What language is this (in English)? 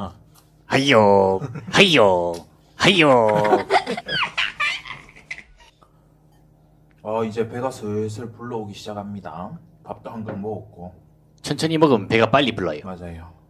Korean